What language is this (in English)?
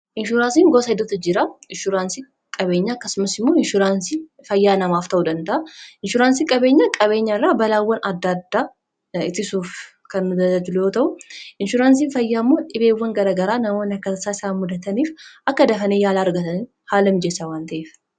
Oromo